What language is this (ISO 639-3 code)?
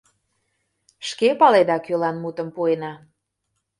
chm